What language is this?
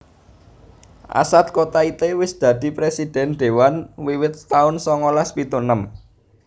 Javanese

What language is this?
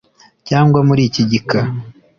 Kinyarwanda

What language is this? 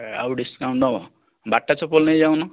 Odia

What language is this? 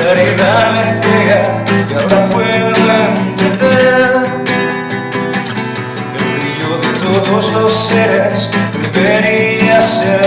Spanish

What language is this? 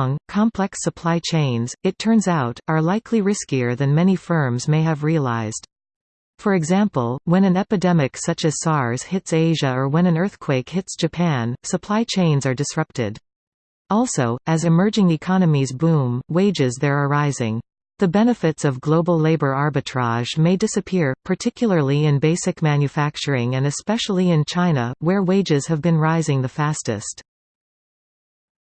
English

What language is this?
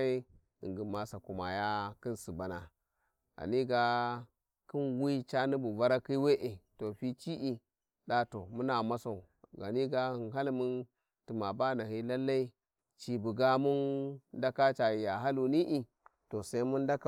Warji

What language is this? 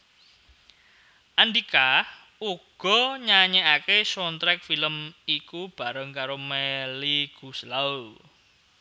Javanese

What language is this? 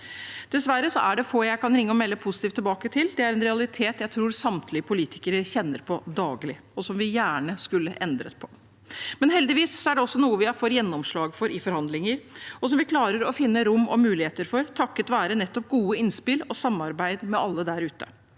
Norwegian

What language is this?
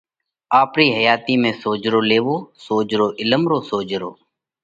Parkari Koli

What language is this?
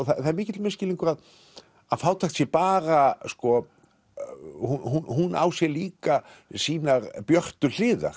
Icelandic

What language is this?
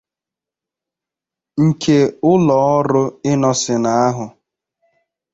Igbo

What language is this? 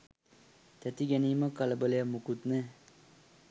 Sinhala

